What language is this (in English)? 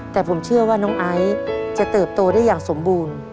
Thai